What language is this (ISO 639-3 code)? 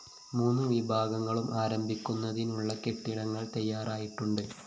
mal